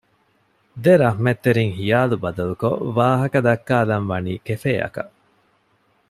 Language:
Divehi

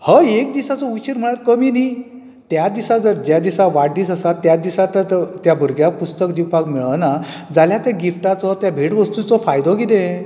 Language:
Konkani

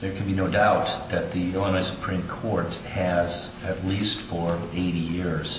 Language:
English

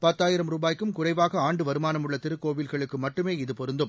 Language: Tamil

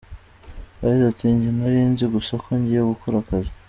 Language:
Kinyarwanda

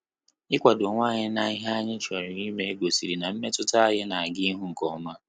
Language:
Igbo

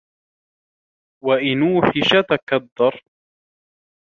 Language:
Arabic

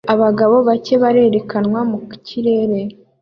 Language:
Kinyarwanda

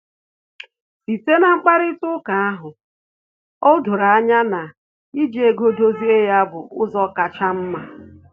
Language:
Igbo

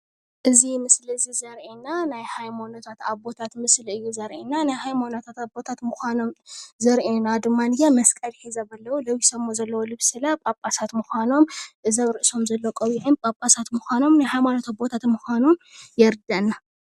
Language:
Tigrinya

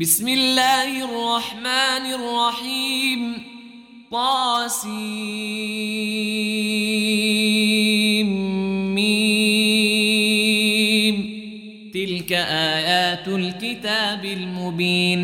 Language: Arabic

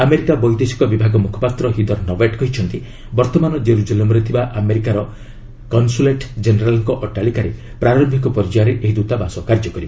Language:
Odia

